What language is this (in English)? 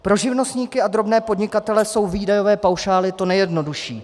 Czech